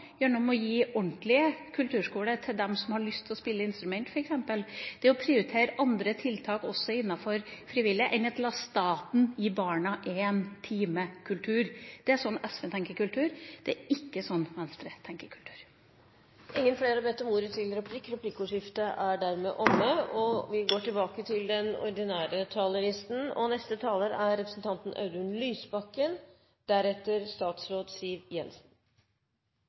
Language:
Norwegian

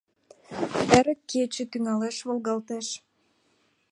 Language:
Mari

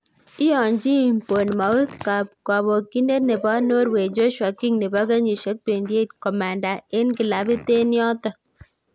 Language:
Kalenjin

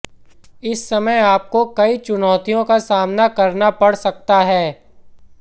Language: Hindi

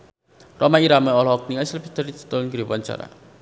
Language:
Sundanese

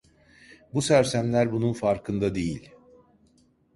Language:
Turkish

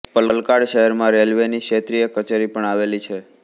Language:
Gujarati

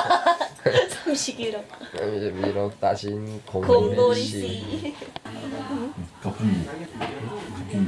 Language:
Korean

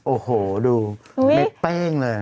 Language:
Thai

